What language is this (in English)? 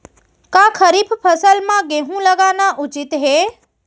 Chhattisgarhi